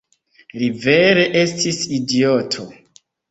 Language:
Esperanto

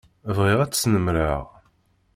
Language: Kabyle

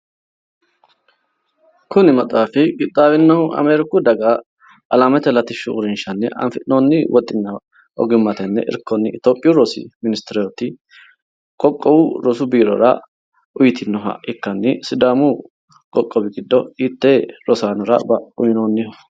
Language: Sidamo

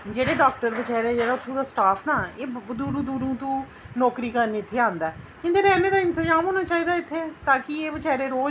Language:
Dogri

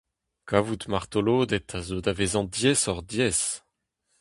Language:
Breton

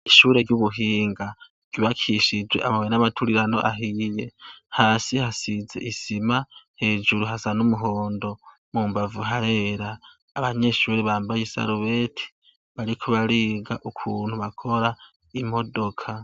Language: Rundi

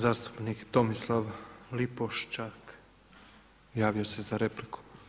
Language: Croatian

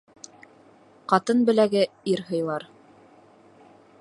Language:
Bashkir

